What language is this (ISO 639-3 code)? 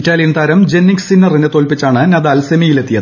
mal